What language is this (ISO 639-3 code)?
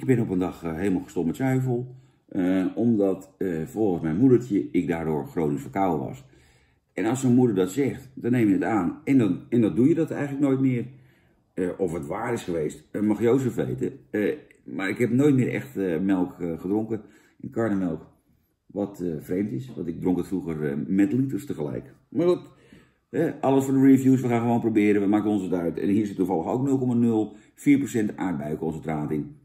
nld